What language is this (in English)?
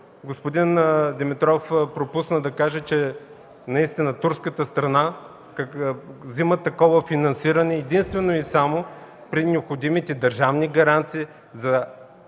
Bulgarian